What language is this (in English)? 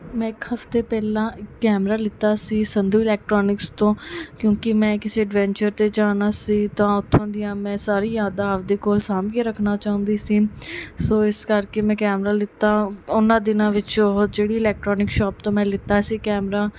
Punjabi